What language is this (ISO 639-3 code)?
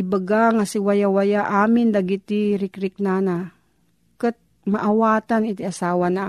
fil